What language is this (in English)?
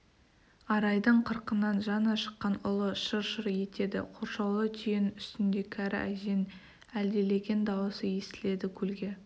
Kazakh